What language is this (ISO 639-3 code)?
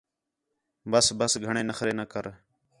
xhe